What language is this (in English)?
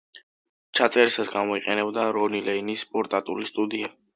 Georgian